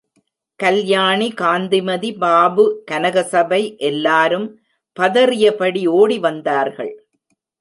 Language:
Tamil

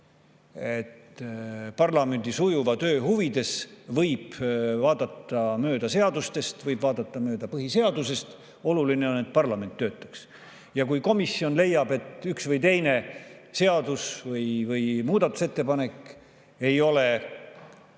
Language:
Estonian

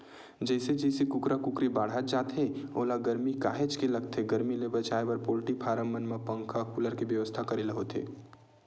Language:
Chhattisgarhi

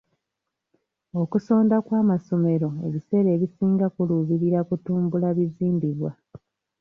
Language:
Ganda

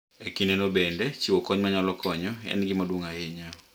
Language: Luo (Kenya and Tanzania)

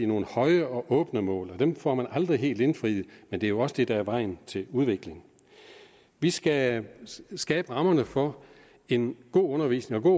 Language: Danish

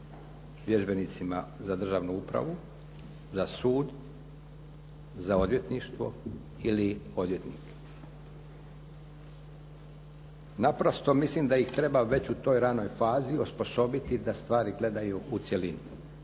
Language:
Croatian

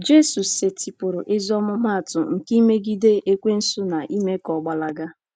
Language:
Igbo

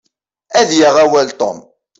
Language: Kabyle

